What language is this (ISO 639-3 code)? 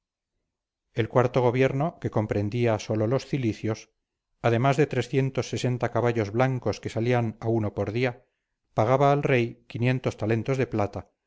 spa